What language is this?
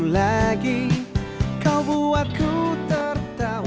Indonesian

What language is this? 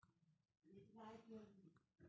Magahi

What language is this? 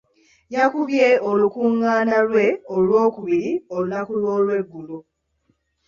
Ganda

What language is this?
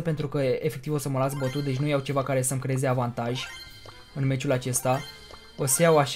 Romanian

